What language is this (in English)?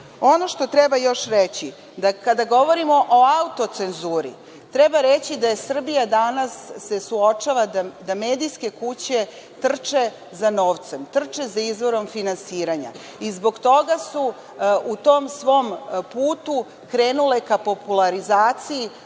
Serbian